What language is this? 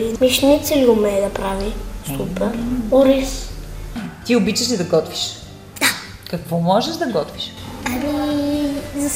Bulgarian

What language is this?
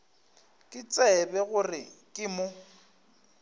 Northern Sotho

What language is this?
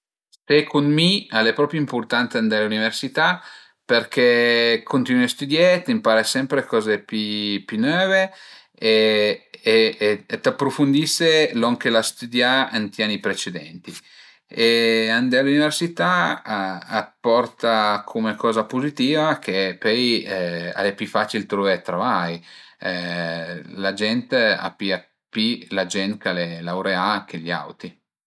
Piedmontese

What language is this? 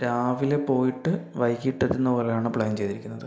Malayalam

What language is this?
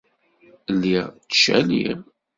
Kabyle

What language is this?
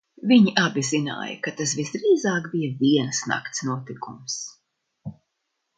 Latvian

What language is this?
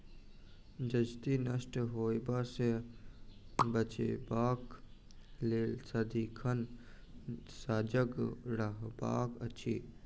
Maithili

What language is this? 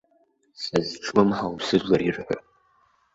Abkhazian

